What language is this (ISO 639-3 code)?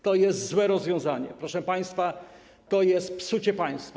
pol